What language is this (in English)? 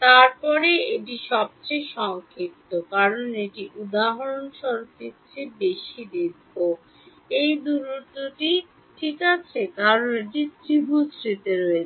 Bangla